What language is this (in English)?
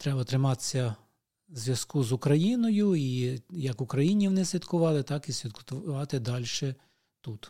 Ukrainian